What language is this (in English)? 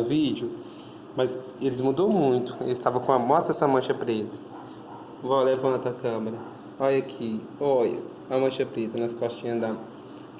Portuguese